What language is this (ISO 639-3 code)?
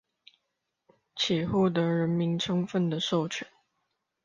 zho